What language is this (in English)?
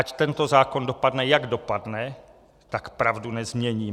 Czech